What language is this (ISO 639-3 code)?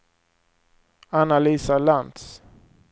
swe